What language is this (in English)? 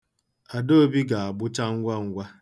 Igbo